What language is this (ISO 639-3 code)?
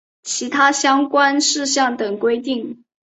zho